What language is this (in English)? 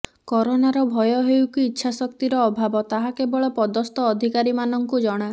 Odia